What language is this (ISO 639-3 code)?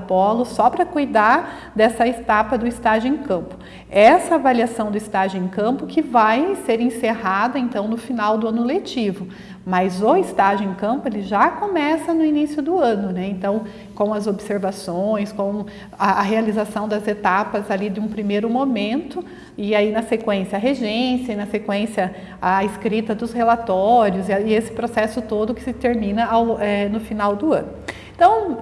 por